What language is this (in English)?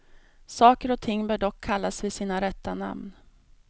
Swedish